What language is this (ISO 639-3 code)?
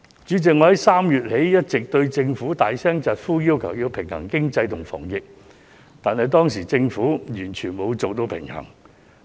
yue